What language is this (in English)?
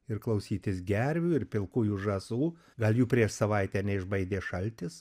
Lithuanian